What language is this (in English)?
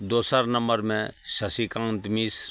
Maithili